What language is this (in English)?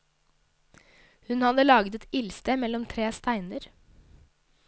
Norwegian